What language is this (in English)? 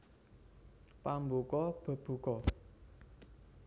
Javanese